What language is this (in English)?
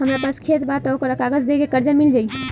Bhojpuri